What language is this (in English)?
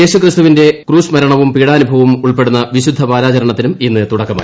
Malayalam